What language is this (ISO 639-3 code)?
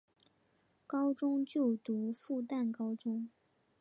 zho